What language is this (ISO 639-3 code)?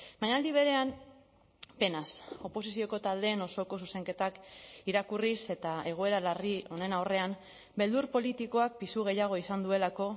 eus